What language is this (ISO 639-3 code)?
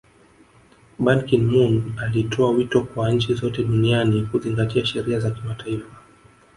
swa